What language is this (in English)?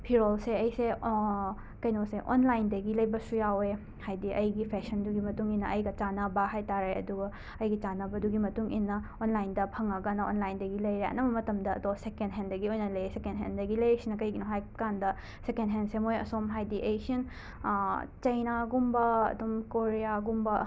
Manipuri